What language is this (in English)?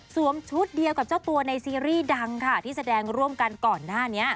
Thai